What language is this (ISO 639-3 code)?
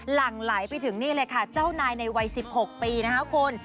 tha